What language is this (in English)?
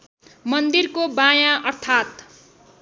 Nepali